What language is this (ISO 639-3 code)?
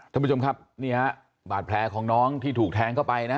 tha